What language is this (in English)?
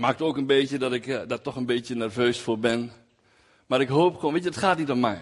Dutch